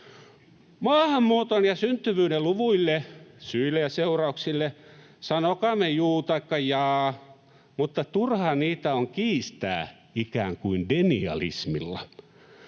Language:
Finnish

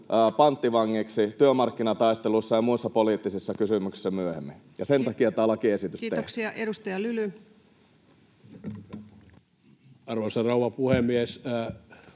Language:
Finnish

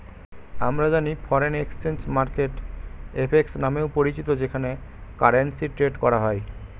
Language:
Bangla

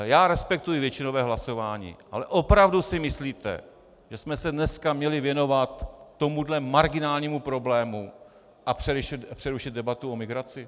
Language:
Czech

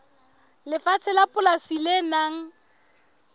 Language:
Southern Sotho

